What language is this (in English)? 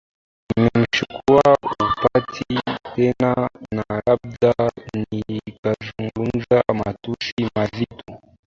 Swahili